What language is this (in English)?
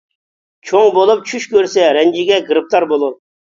Uyghur